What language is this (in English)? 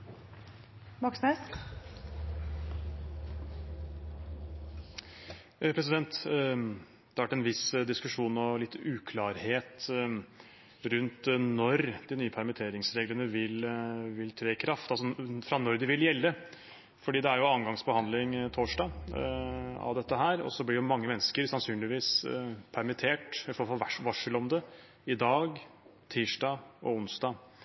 Norwegian Bokmål